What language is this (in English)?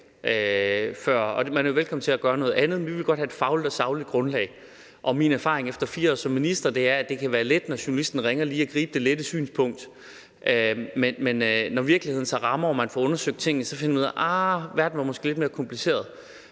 Danish